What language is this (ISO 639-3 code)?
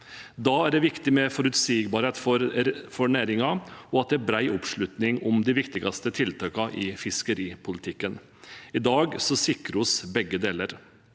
nor